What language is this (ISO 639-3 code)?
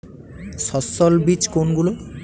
ben